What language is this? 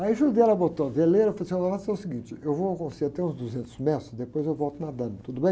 Portuguese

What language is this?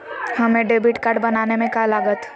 Magahi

